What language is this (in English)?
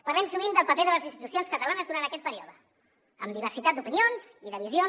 Catalan